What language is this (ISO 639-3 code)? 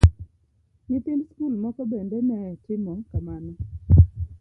luo